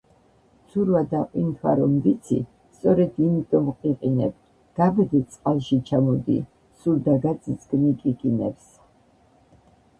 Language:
Georgian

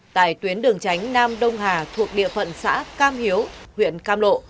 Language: Vietnamese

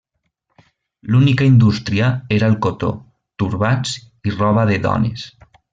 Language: Catalan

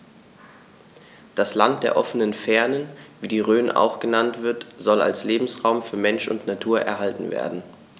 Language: German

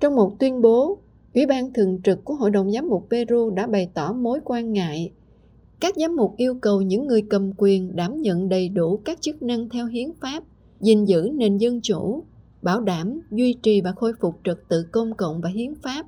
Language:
Vietnamese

